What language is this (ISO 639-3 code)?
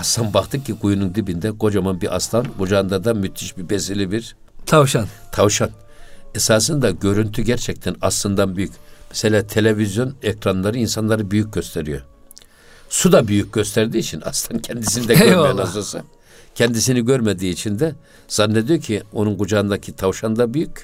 tur